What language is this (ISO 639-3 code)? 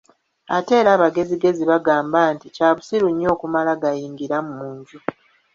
lug